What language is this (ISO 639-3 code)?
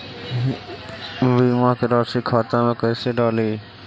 mag